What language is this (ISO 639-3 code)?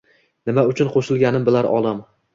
uzb